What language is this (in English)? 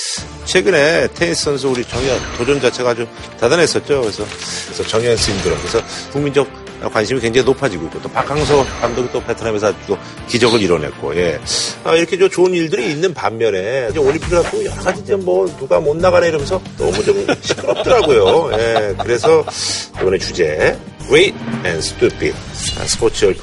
Korean